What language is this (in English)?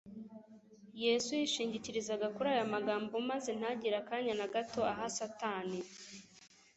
Kinyarwanda